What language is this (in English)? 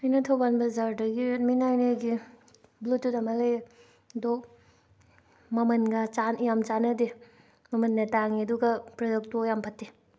Manipuri